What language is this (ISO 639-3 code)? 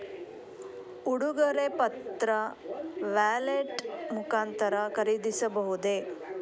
kan